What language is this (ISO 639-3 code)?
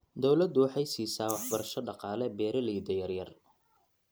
som